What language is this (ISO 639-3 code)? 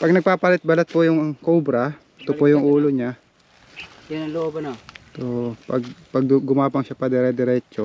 fil